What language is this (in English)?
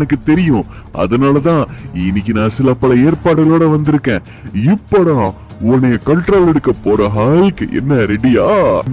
Tamil